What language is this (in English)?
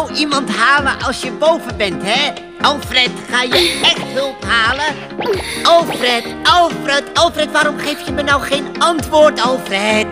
Dutch